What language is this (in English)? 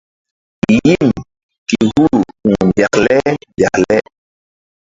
Mbum